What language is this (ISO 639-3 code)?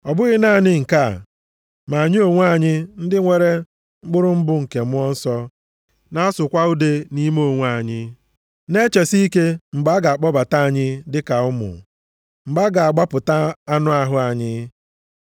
ibo